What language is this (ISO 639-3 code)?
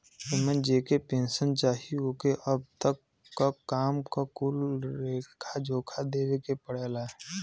bho